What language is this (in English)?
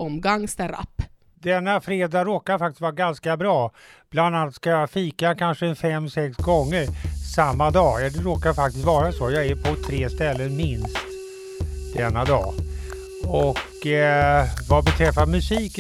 Swedish